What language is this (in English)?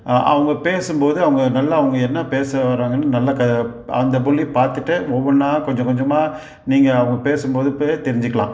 Tamil